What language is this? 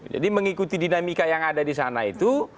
Indonesian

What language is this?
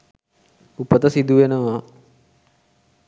Sinhala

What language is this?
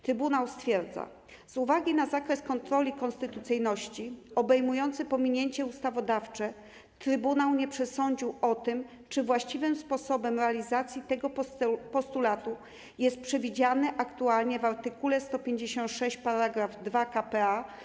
Polish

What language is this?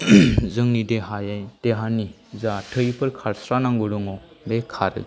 Bodo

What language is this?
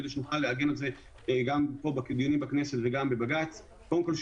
Hebrew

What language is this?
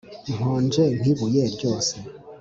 Kinyarwanda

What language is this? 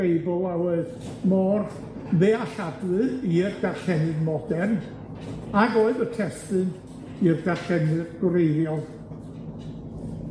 Welsh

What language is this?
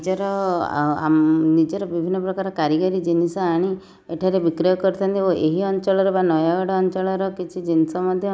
Odia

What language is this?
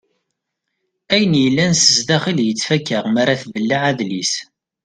Kabyle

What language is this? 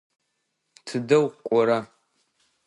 Adyghe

